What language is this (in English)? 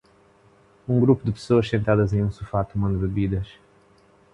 Portuguese